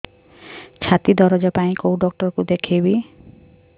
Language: Odia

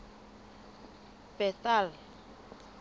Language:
Southern Sotho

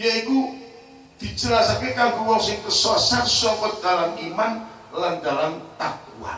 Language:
Indonesian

